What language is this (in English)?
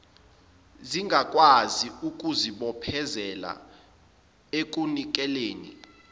Zulu